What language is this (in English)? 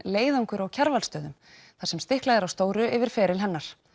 Icelandic